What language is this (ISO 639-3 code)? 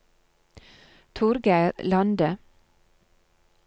nor